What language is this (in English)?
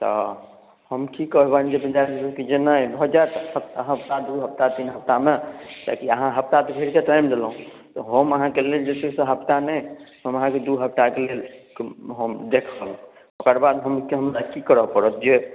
Maithili